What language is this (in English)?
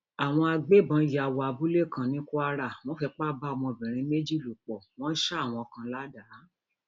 Yoruba